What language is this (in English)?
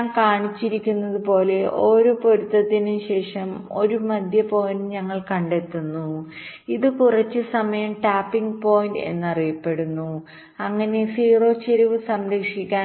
Malayalam